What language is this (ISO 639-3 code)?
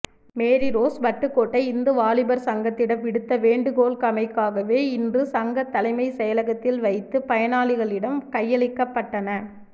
tam